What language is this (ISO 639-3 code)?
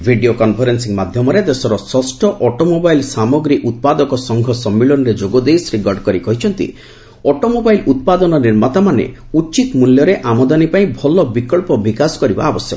ori